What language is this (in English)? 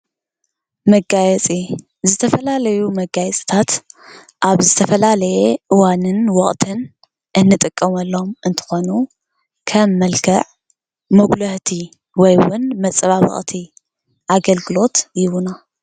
Tigrinya